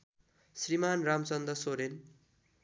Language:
Nepali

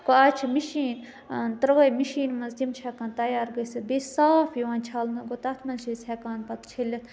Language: Kashmiri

